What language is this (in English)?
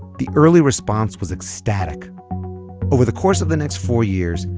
English